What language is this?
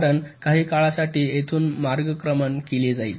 Marathi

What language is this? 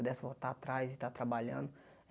Portuguese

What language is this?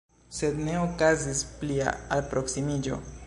Esperanto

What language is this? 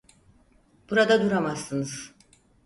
Turkish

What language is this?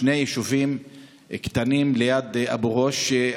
Hebrew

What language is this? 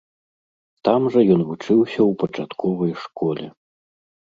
Belarusian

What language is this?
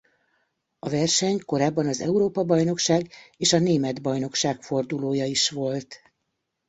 Hungarian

